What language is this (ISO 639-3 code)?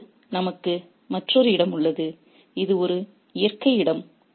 tam